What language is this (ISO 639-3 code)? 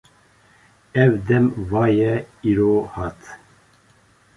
kur